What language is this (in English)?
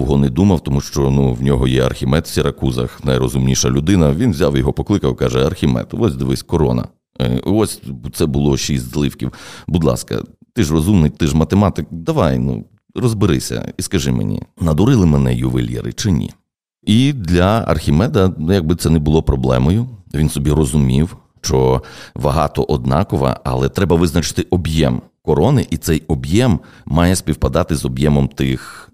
Ukrainian